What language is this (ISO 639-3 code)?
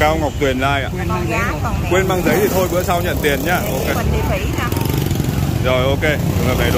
vie